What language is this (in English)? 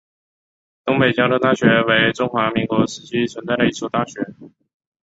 Chinese